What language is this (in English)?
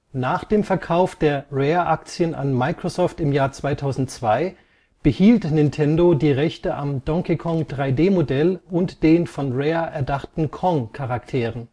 German